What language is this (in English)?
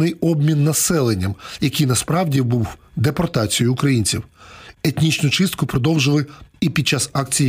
Ukrainian